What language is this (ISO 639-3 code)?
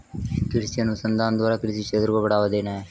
hin